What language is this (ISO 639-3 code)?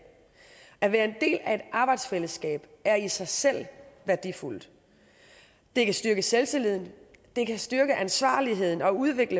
dan